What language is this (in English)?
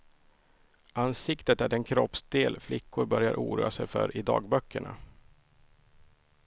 Swedish